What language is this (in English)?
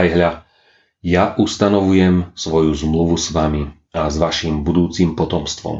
Slovak